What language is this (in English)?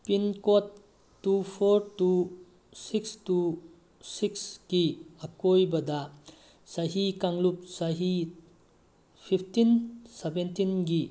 Manipuri